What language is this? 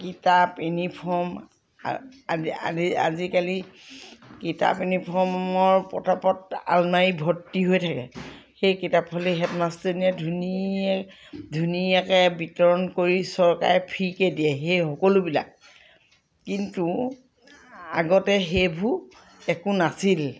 Assamese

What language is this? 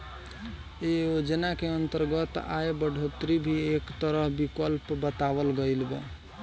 Bhojpuri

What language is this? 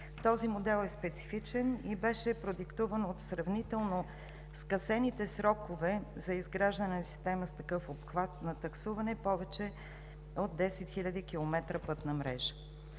Bulgarian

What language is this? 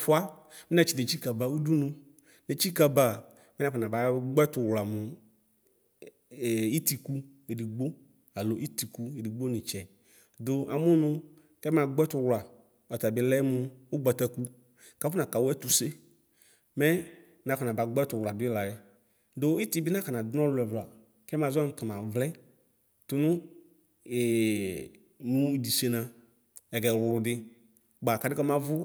Ikposo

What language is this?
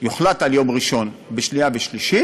Hebrew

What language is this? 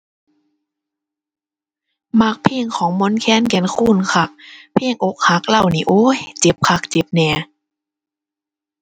Thai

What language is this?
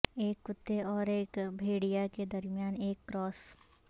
Urdu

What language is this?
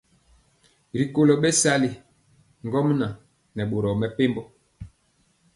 Mpiemo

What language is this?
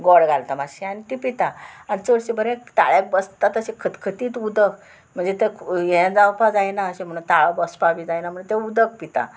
Konkani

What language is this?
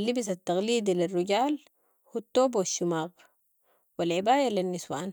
Sudanese Arabic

